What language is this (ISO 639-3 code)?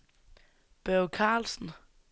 dan